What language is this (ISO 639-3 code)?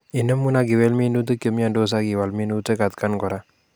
kln